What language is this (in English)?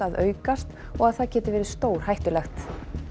Icelandic